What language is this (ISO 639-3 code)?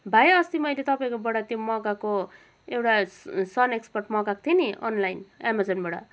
nep